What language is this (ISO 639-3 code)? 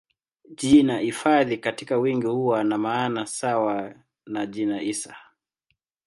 swa